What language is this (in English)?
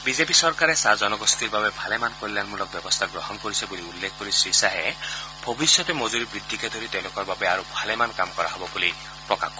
Assamese